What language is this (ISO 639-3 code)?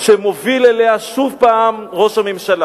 heb